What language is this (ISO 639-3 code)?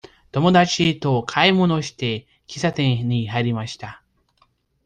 jpn